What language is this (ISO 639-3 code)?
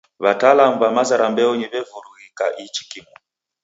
dav